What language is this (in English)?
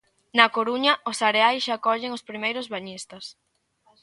Galician